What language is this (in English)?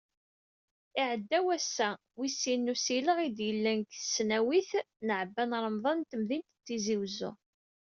Kabyle